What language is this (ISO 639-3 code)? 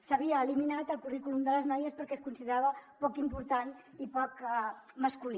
cat